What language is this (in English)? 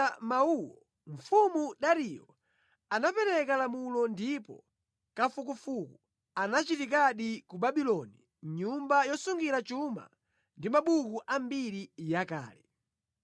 Nyanja